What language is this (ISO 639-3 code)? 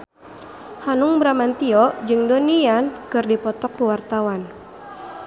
sun